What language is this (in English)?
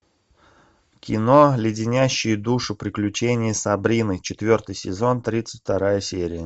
Russian